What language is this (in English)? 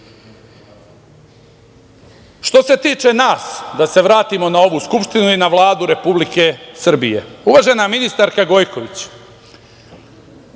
Serbian